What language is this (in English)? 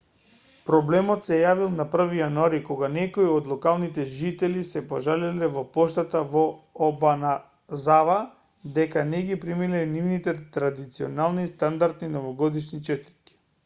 Macedonian